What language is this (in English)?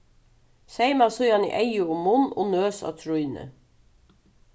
Faroese